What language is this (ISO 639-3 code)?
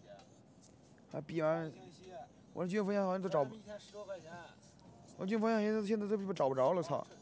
zho